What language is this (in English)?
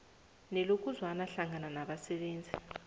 South Ndebele